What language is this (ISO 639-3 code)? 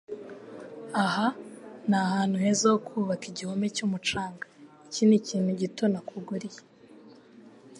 kin